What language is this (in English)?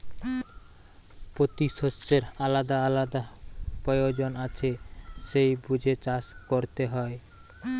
Bangla